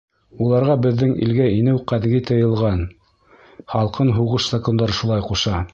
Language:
Bashkir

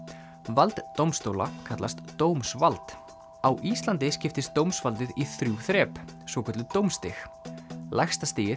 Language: Icelandic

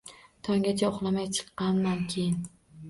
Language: Uzbek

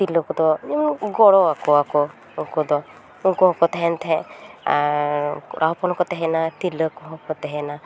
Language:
Santali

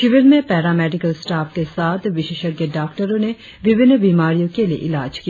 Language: Hindi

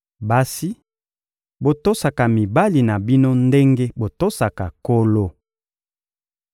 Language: Lingala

